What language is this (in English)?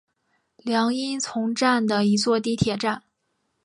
Chinese